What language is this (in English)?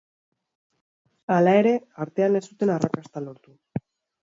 Basque